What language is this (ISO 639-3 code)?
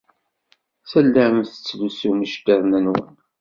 kab